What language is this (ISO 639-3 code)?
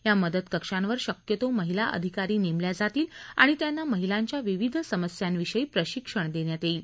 mar